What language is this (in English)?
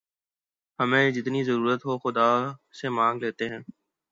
Urdu